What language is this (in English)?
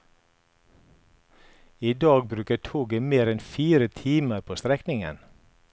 Norwegian